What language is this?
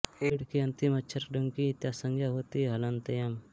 Hindi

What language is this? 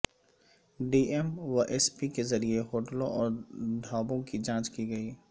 Urdu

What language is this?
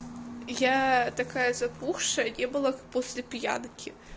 Russian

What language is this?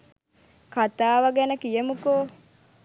Sinhala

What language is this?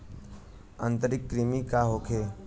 Bhojpuri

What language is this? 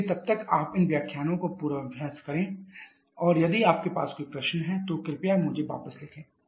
Hindi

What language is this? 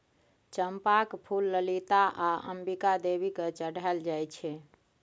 Maithili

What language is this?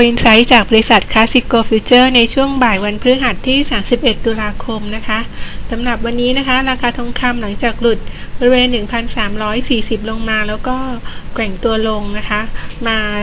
Thai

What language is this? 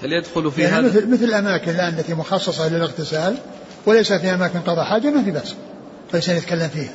Arabic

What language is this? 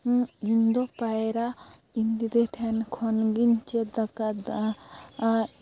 Santali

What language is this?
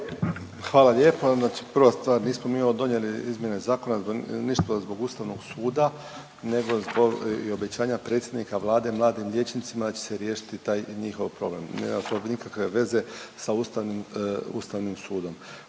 Croatian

